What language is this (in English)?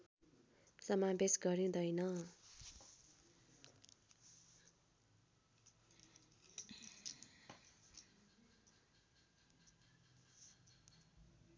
Nepali